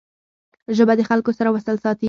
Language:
Pashto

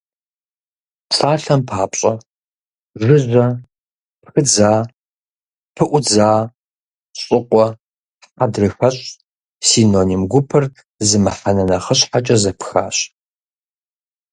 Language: Kabardian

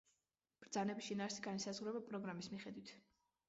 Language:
Georgian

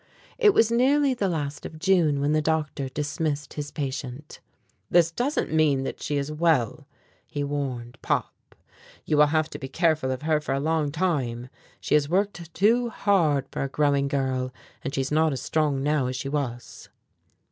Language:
English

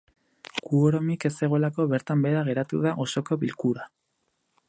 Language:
Basque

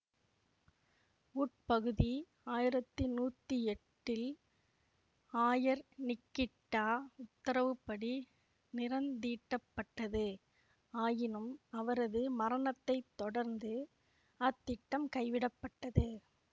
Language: Tamil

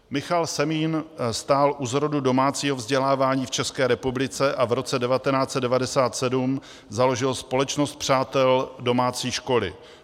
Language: Czech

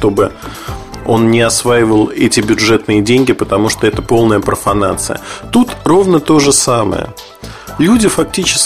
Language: Russian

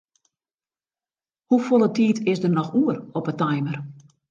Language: Western Frisian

